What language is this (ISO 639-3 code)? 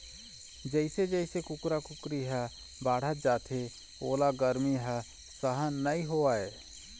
hne